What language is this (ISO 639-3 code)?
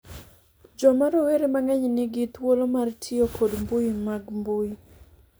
luo